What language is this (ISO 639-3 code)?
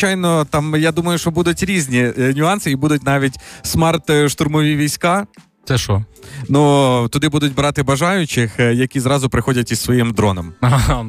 ukr